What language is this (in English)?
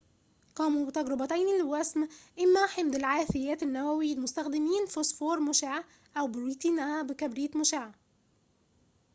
Arabic